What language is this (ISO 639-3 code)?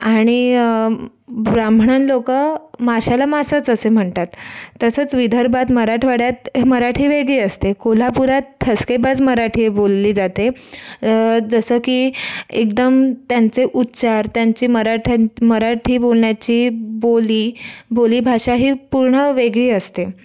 mar